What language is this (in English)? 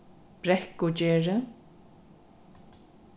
Faroese